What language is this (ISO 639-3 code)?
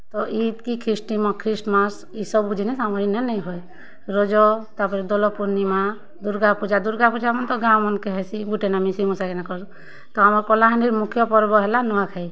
ori